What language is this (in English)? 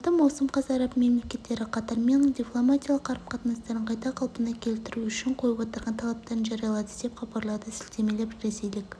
Kazakh